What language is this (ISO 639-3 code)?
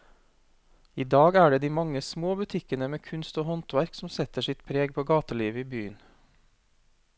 nor